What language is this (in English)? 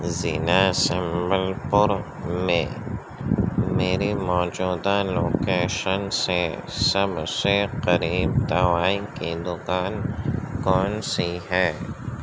Urdu